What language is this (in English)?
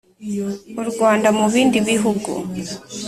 Kinyarwanda